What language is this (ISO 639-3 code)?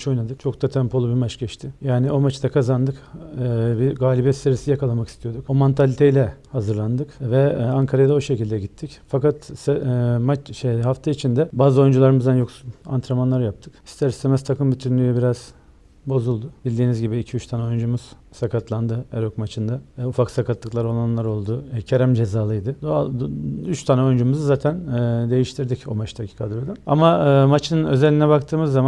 tur